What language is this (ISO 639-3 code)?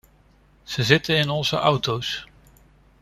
nld